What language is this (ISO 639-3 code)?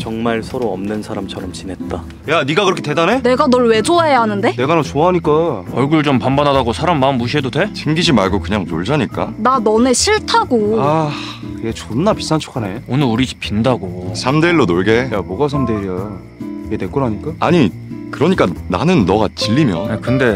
kor